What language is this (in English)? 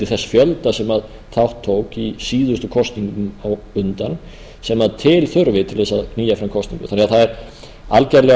Icelandic